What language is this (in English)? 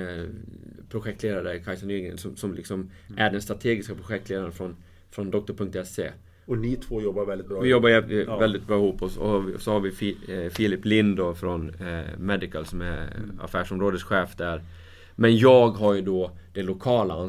Swedish